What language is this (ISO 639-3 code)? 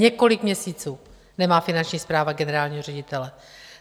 ces